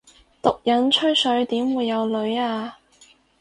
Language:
Cantonese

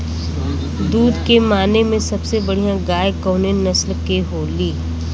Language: Bhojpuri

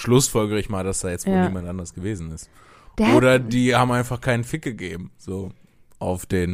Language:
German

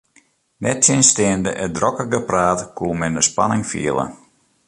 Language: Western Frisian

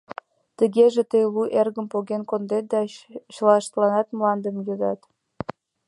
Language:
Mari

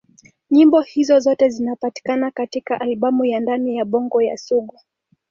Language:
Swahili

